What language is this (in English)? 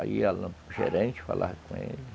Portuguese